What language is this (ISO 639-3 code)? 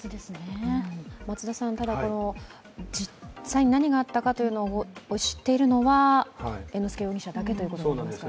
jpn